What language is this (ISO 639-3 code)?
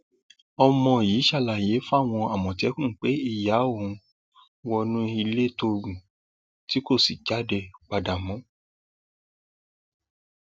yor